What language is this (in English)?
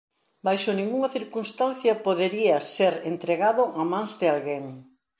Galician